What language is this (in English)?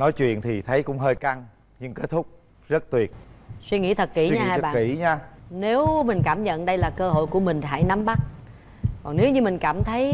Vietnamese